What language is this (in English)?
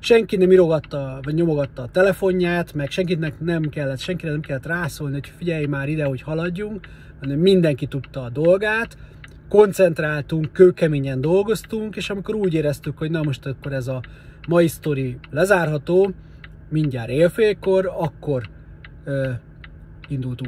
Hungarian